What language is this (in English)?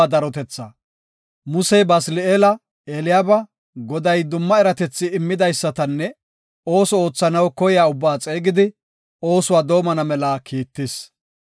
Gofa